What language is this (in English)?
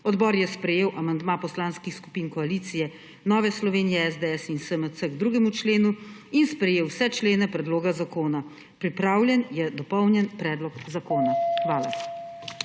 Slovenian